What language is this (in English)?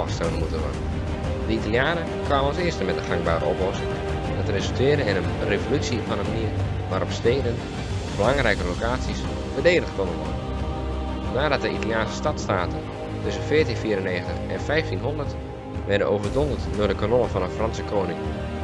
Dutch